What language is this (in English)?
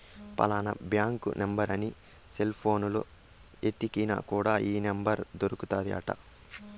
Telugu